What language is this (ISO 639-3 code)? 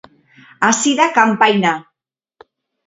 eus